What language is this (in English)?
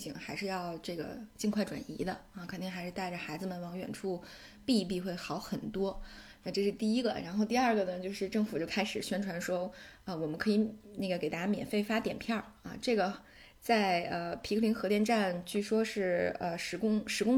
Chinese